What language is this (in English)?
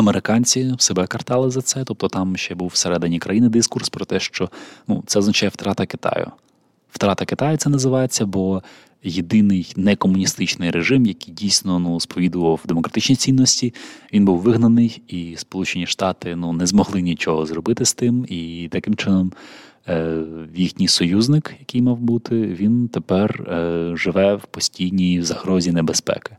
Ukrainian